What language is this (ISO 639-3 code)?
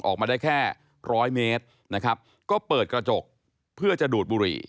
tha